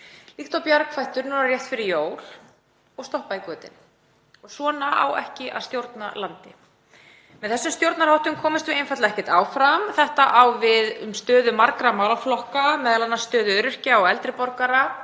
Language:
Icelandic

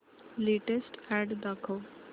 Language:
Marathi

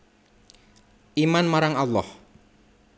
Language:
Javanese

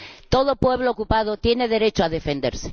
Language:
Spanish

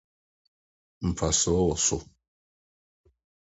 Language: Akan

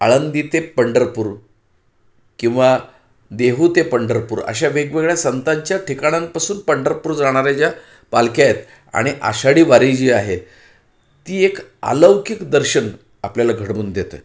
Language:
Marathi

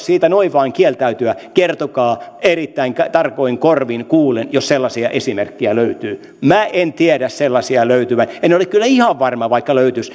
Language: Finnish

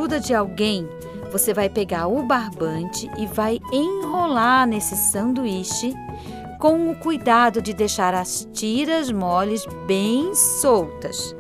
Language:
Portuguese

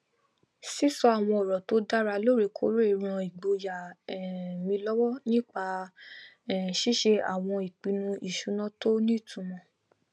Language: Yoruba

